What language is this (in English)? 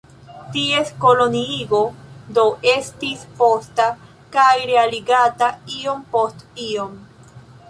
Esperanto